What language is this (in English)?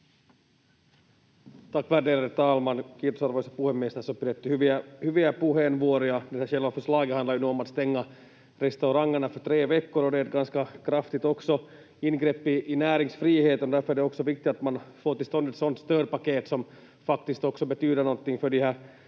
Finnish